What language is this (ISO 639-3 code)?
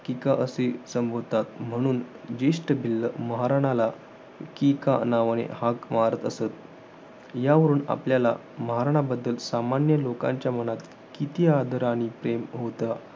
mar